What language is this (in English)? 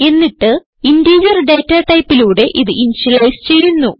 Malayalam